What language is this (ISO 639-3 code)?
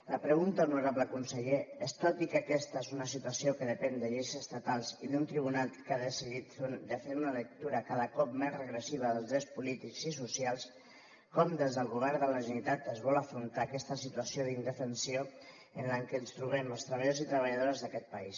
cat